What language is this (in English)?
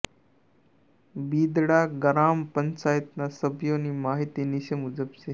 Gujarati